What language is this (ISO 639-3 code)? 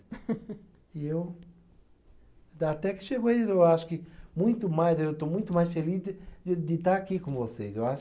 por